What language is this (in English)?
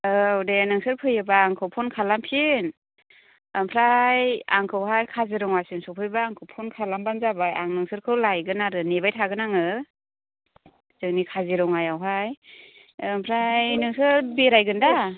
Bodo